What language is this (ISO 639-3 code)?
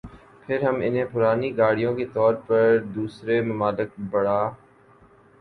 urd